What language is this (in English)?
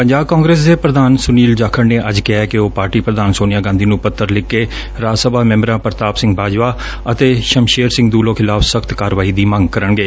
Punjabi